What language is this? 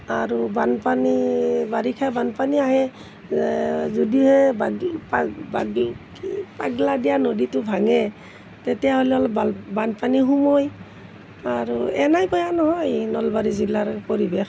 Assamese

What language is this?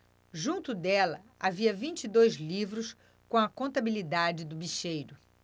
Portuguese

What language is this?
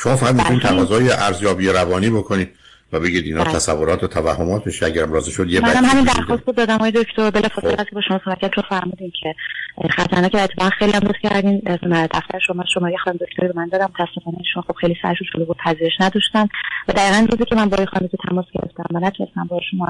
Persian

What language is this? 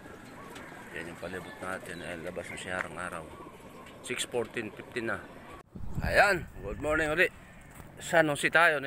Filipino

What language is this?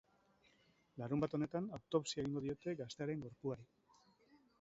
Basque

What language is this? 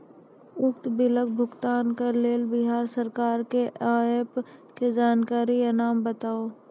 Maithili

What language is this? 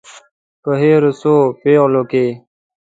Pashto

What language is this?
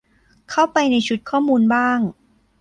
Thai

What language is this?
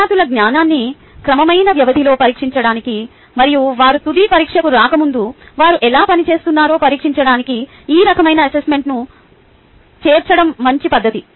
Telugu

